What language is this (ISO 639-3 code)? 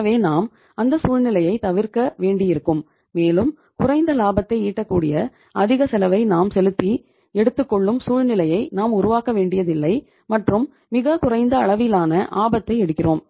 tam